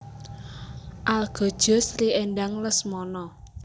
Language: Javanese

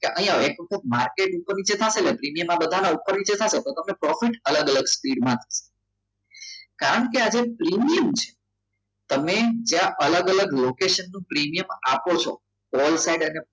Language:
Gujarati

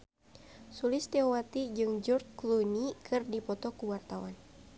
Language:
Sundanese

